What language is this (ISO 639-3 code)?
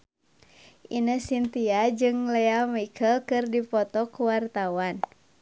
sun